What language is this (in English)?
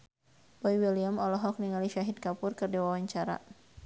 Sundanese